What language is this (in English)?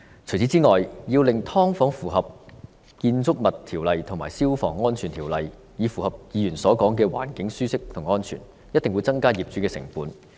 Cantonese